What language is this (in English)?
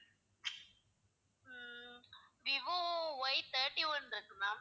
Tamil